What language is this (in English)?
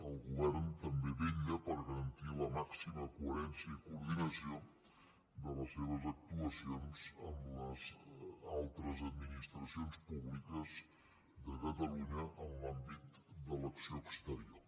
Catalan